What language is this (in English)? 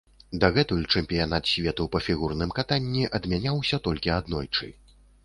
Belarusian